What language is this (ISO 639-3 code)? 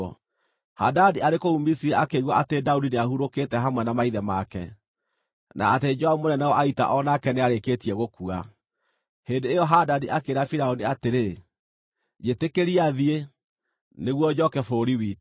kik